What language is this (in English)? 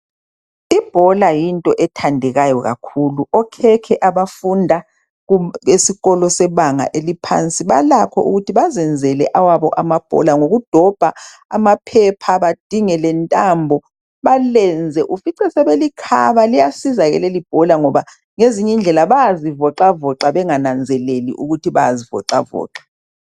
North Ndebele